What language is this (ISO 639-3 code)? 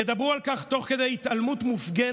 heb